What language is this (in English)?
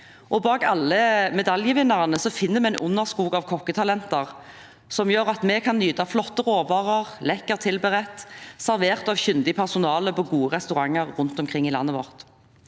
Norwegian